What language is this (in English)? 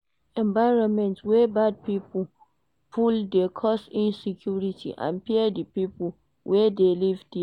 Nigerian Pidgin